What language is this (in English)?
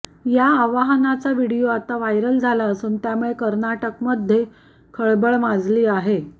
Marathi